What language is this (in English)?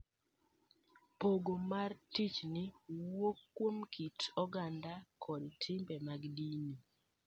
Luo (Kenya and Tanzania)